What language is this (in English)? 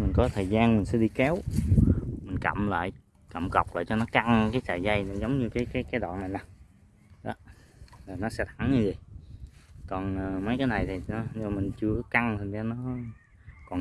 Vietnamese